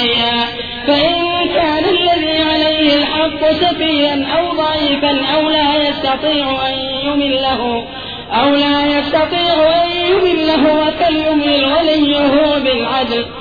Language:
Urdu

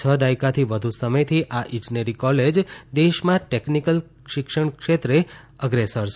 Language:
Gujarati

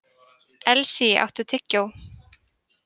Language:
Icelandic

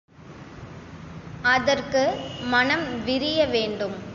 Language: Tamil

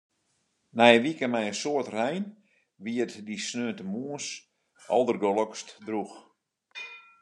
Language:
Western Frisian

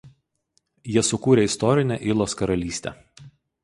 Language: Lithuanian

